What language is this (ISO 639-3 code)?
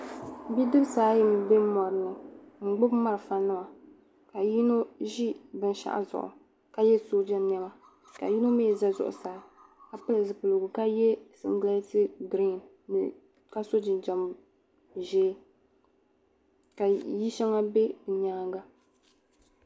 dag